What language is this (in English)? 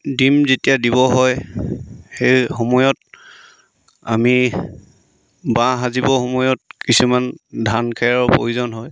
Assamese